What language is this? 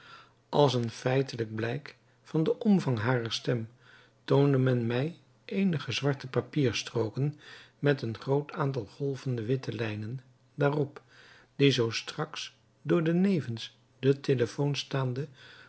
Dutch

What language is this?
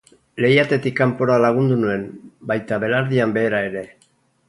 Basque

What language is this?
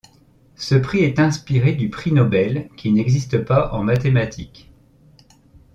French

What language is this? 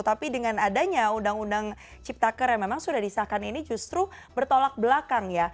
Indonesian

